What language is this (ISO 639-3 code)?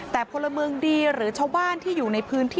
tha